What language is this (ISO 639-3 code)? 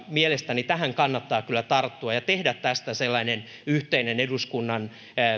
fin